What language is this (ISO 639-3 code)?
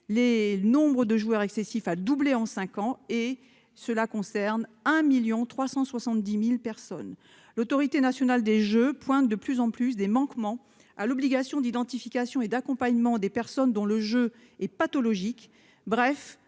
fra